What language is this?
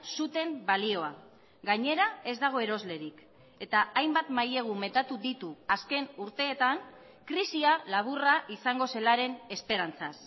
Basque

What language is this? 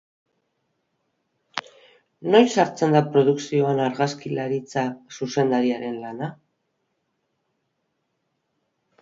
Basque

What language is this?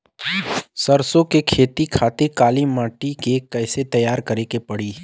Bhojpuri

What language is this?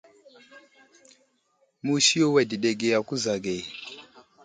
Wuzlam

